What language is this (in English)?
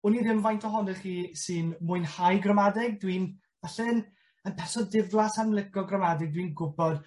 Welsh